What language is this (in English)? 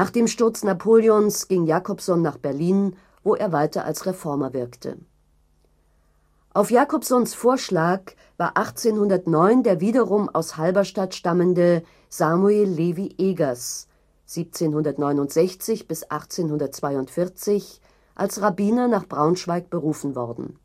German